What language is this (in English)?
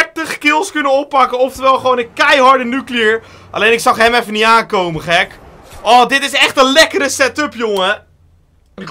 Dutch